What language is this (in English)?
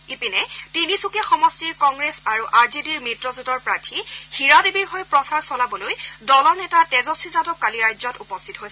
Assamese